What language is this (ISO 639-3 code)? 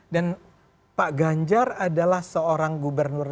ind